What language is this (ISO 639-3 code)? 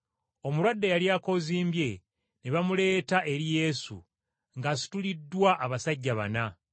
lug